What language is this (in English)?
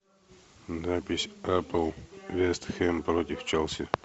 Russian